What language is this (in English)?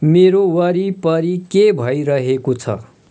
Nepali